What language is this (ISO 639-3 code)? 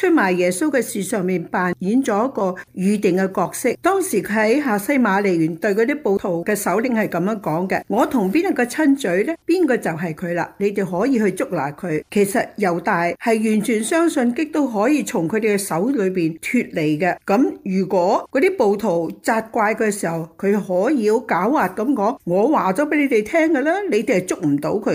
zho